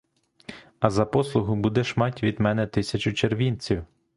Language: Ukrainian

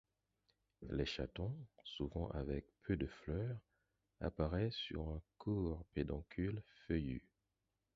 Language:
French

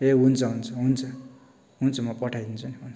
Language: Nepali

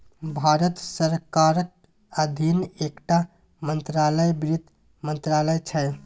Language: Maithili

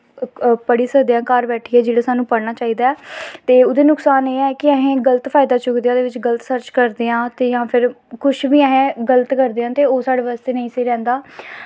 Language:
Dogri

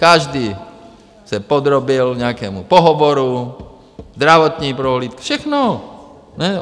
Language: Czech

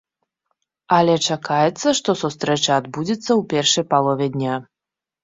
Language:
Belarusian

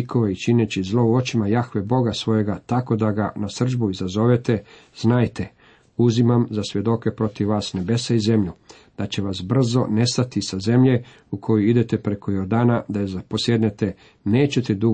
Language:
Croatian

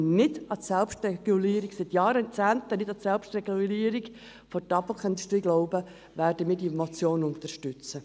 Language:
Swiss German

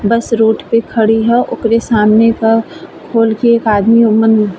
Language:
Bhojpuri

